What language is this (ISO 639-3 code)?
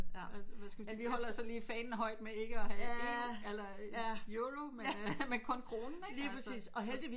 dan